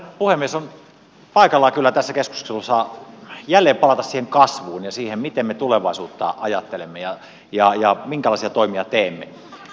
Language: Finnish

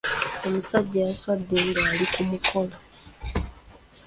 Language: Ganda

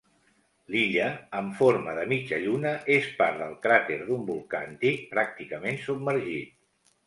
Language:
Catalan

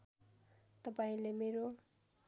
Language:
Nepali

